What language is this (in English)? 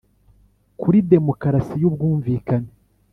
Kinyarwanda